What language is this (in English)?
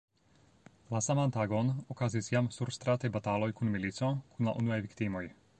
Esperanto